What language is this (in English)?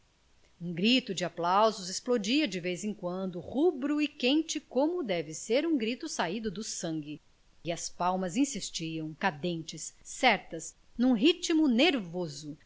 Portuguese